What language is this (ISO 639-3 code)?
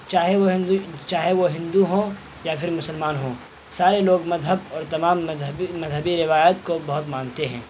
urd